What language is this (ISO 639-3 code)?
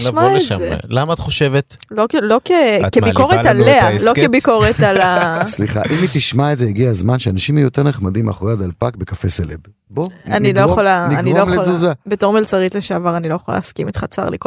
heb